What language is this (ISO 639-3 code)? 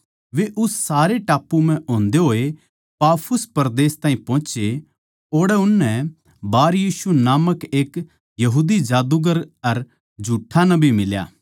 bgc